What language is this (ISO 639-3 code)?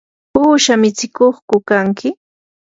qur